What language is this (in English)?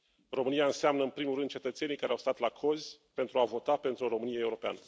Romanian